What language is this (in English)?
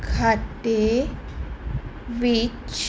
Punjabi